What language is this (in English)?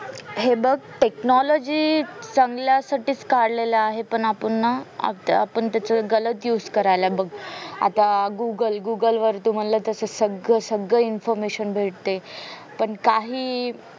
Marathi